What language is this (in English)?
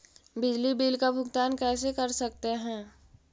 Magahi